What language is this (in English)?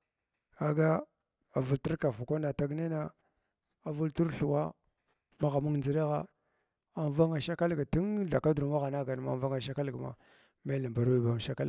Glavda